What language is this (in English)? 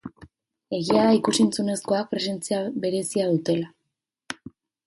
Basque